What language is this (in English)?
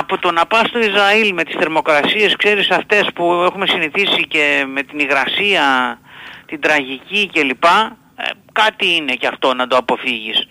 Greek